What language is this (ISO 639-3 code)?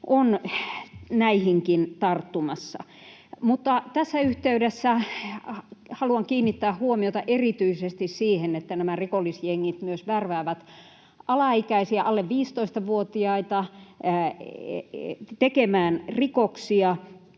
fin